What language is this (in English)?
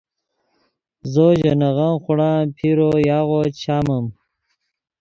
Yidgha